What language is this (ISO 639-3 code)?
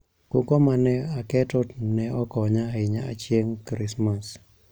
luo